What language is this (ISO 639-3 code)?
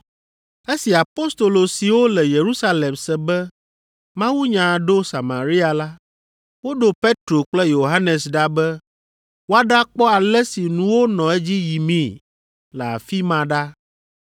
ewe